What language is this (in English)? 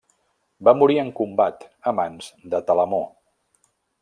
Catalan